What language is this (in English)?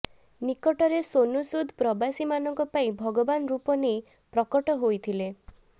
Odia